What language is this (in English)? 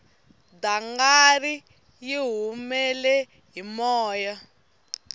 Tsonga